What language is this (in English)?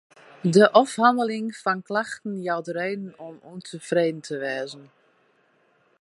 Western Frisian